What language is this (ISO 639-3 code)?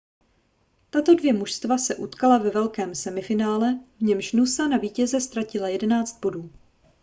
ces